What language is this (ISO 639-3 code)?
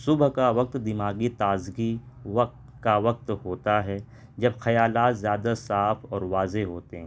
urd